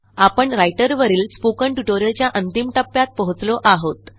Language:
Marathi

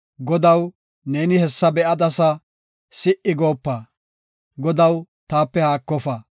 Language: Gofa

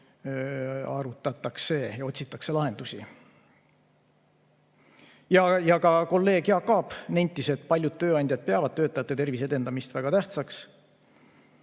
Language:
Estonian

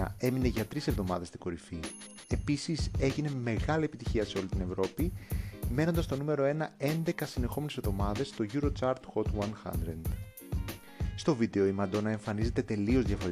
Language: Greek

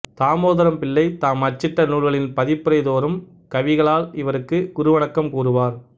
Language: Tamil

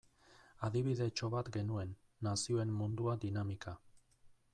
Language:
Basque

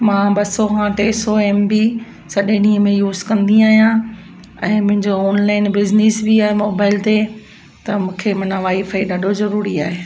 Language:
Sindhi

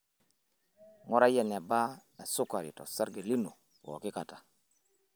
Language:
Masai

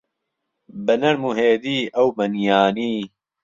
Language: Central Kurdish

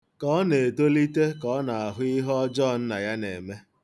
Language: Igbo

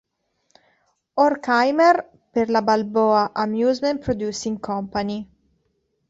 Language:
Italian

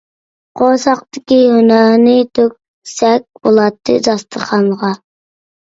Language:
Uyghur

